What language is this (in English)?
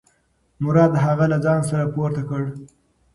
Pashto